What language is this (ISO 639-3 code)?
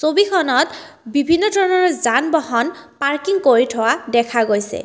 asm